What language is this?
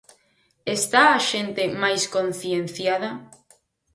Galician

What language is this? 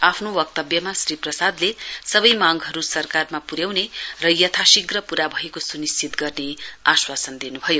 Nepali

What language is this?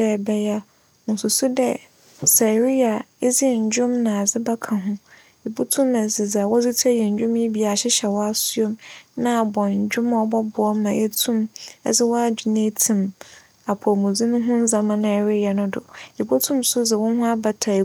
Akan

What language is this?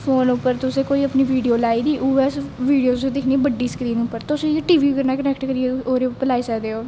Dogri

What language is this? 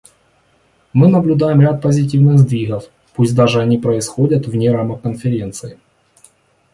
Russian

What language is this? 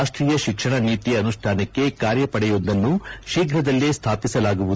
Kannada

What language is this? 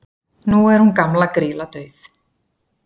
Icelandic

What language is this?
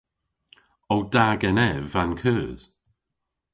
Cornish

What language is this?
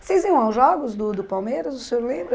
Portuguese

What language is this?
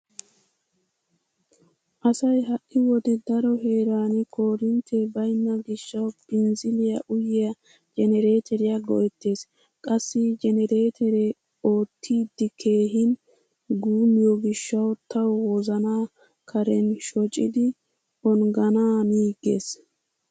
Wolaytta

